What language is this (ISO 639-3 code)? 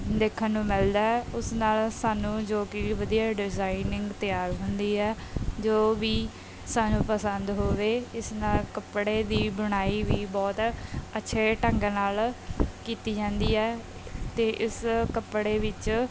pan